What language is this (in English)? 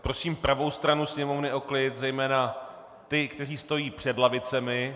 Czech